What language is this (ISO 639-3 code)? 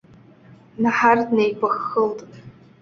abk